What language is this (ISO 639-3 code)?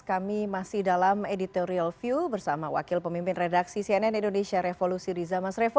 ind